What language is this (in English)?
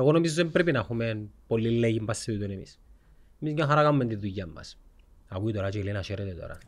Greek